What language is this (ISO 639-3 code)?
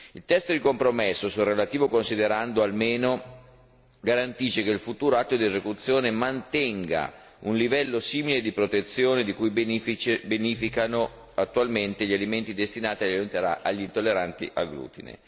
ita